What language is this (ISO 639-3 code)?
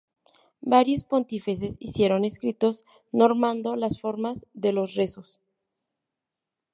spa